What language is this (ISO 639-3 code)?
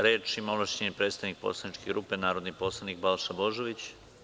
srp